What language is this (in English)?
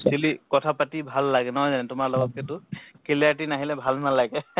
Assamese